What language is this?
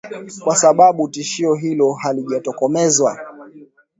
Swahili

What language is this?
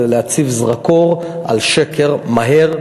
Hebrew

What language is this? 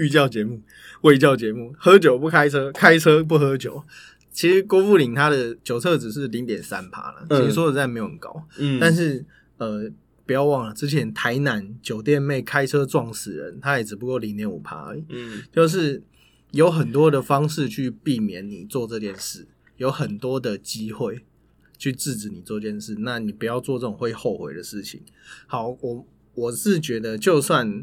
Chinese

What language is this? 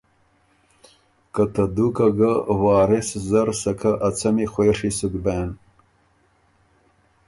Ormuri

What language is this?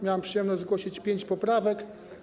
Polish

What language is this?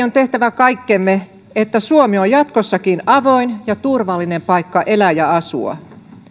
Finnish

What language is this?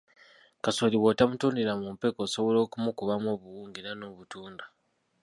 Ganda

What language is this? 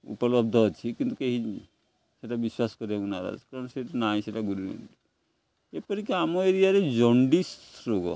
Odia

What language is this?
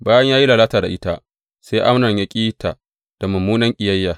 Hausa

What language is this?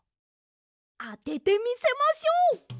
Japanese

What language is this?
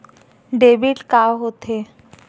Chhattisgarhi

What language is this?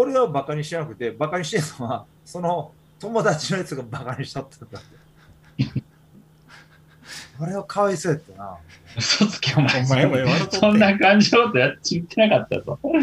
Japanese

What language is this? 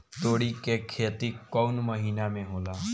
Bhojpuri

